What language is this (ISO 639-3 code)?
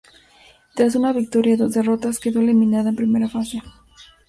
spa